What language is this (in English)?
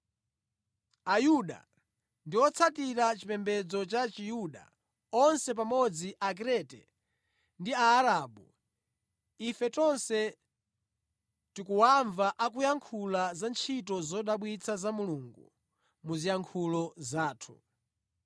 Nyanja